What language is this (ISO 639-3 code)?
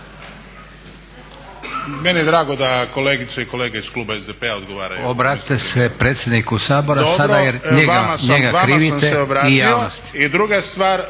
hrv